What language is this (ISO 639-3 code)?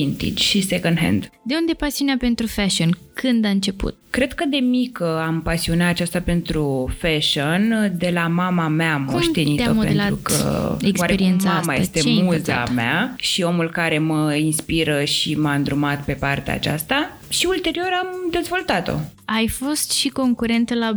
ron